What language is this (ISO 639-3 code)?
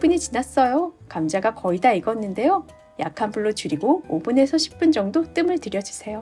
kor